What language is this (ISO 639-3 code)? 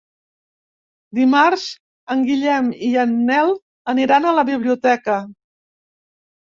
cat